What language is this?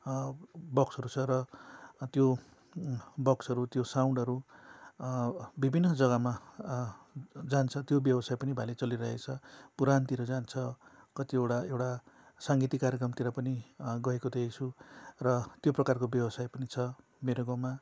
Nepali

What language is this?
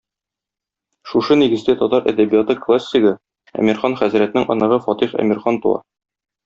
Tatar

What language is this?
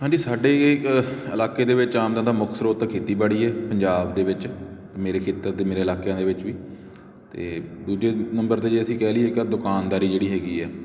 Punjabi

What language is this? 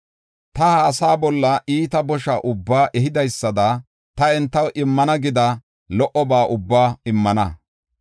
Gofa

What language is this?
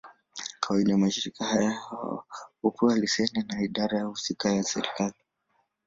Swahili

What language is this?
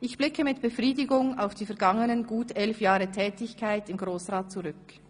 Swiss German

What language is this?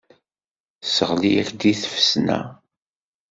Kabyle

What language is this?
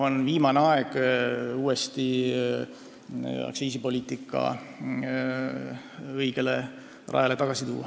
Estonian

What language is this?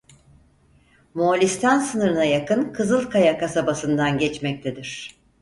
Turkish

